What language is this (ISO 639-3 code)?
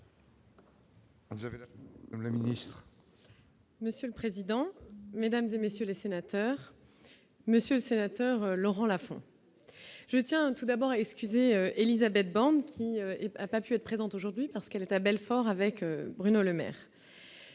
fra